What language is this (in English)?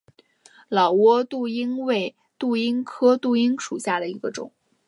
Chinese